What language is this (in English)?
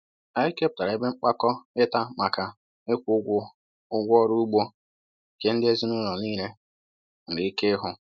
Igbo